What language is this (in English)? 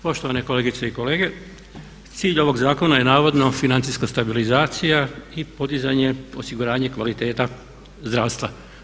Croatian